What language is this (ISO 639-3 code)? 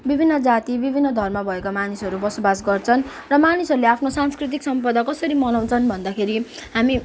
nep